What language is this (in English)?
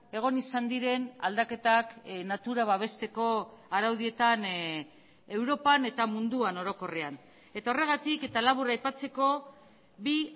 Basque